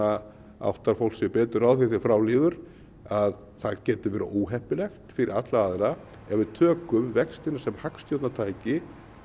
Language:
Icelandic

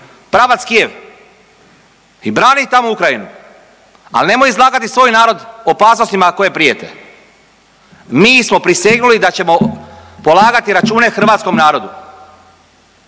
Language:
Croatian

